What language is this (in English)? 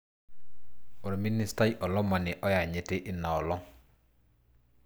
Masai